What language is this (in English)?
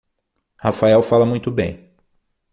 Portuguese